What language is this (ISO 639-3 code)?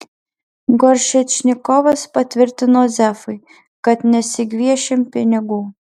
lit